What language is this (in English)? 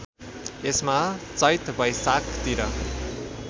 Nepali